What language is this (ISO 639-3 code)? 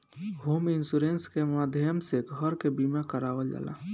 bho